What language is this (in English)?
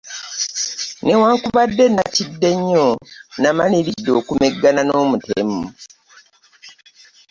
Ganda